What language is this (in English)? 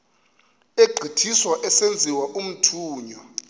Xhosa